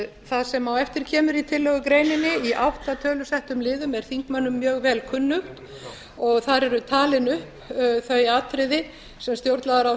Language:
Icelandic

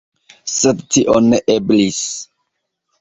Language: Esperanto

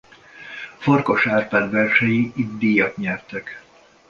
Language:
Hungarian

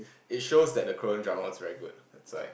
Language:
English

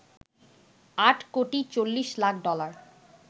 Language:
Bangla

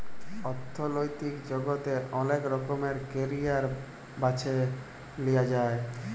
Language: Bangla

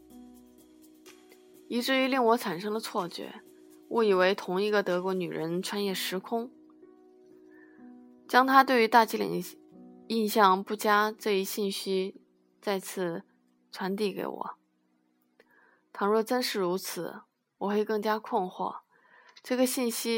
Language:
Chinese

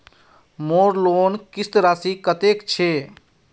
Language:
Magahi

